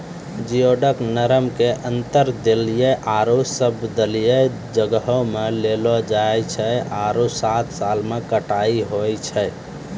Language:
Maithili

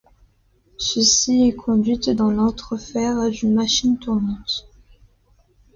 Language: French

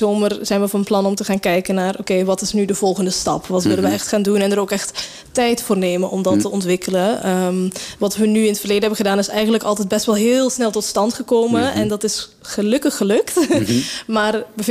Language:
Dutch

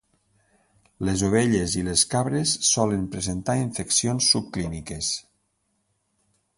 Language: Catalan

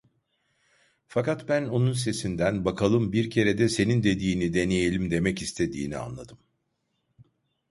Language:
Turkish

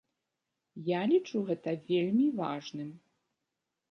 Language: Belarusian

